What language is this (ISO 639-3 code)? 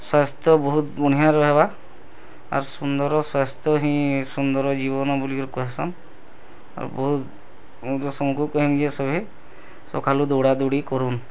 ori